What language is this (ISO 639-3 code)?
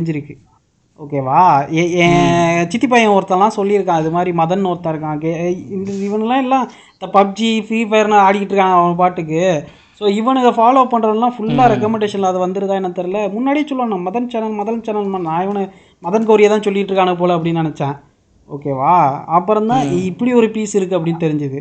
tam